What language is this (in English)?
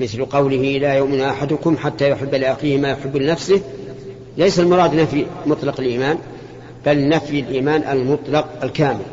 Arabic